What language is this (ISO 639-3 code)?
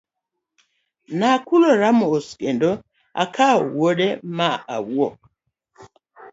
luo